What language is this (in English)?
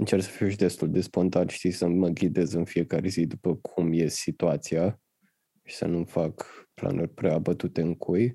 Romanian